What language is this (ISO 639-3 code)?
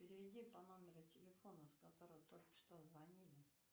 rus